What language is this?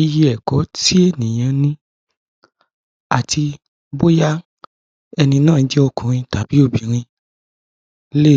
Yoruba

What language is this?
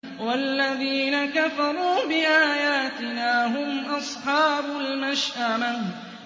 Arabic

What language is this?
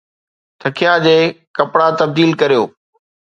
Sindhi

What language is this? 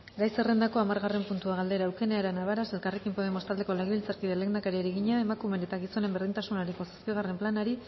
Basque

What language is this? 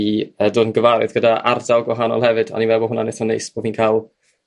Welsh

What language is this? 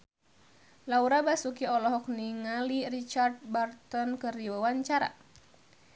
Sundanese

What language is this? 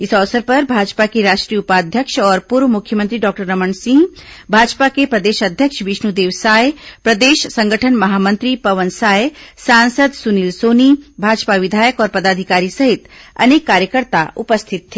Hindi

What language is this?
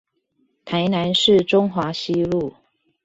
Chinese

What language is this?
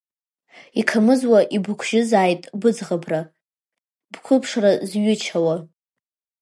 Abkhazian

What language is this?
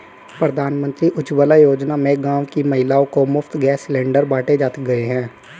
Hindi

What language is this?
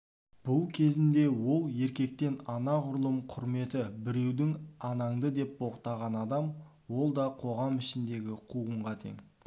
Kazakh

